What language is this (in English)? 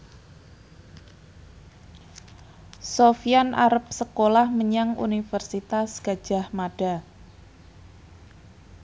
Javanese